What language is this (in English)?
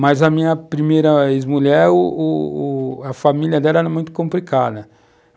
Portuguese